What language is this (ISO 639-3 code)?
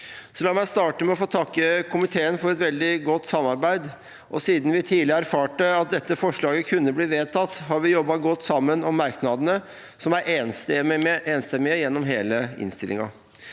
nor